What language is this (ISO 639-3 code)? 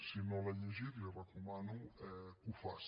cat